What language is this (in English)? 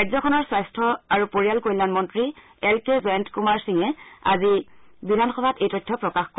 Assamese